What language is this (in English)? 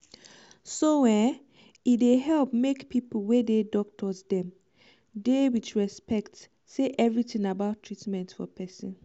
Nigerian Pidgin